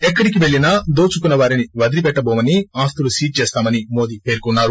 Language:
Telugu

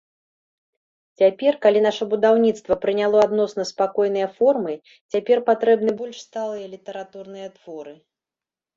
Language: Belarusian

